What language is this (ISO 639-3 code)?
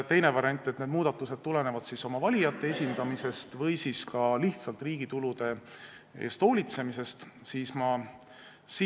est